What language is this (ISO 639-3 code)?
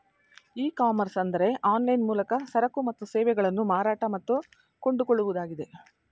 kan